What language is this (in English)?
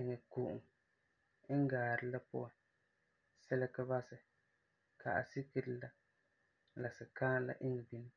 Frafra